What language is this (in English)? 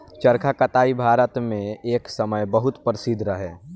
Bhojpuri